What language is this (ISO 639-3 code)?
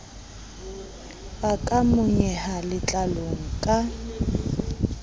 sot